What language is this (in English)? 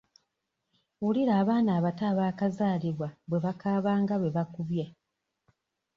Ganda